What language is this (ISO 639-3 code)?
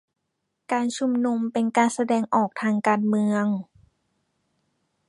tha